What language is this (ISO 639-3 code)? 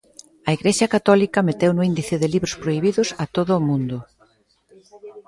glg